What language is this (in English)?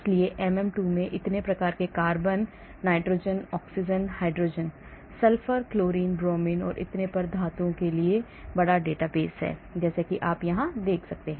Hindi